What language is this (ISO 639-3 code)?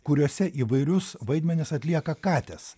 lit